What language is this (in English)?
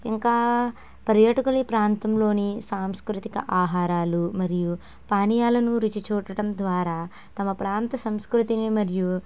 Telugu